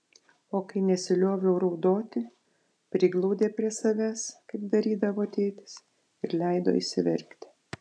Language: Lithuanian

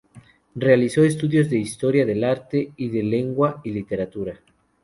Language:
Spanish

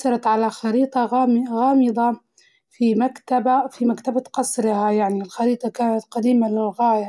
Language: Libyan Arabic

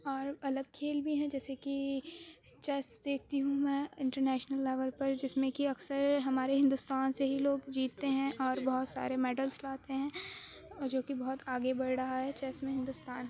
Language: Urdu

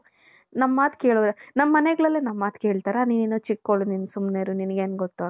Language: Kannada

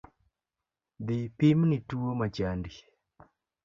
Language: Luo (Kenya and Tanzania)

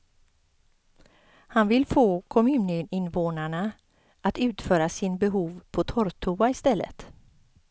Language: Swedish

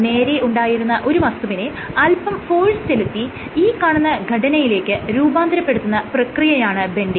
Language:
Malayalam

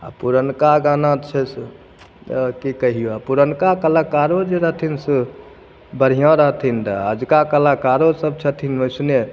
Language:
Maithili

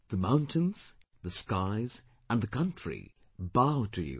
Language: English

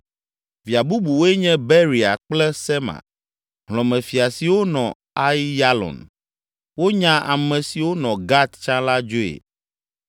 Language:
Ewe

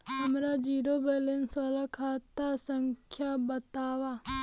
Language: Bhojpuri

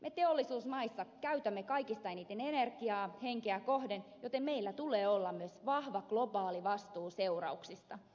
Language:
Finnish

